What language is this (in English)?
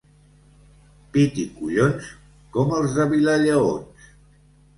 Catalan